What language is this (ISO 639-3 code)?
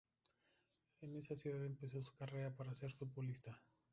spa